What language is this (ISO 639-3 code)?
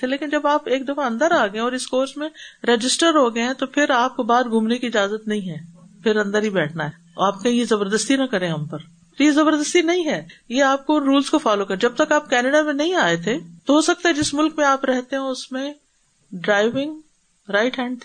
urd